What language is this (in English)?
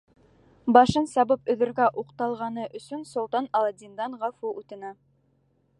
Bashkir